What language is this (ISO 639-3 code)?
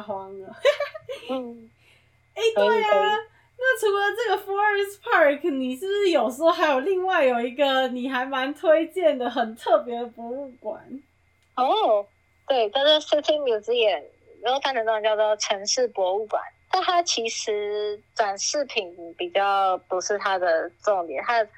zho